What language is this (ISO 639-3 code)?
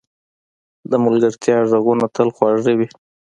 pus